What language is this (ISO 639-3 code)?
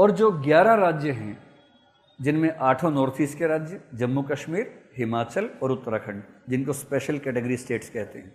hin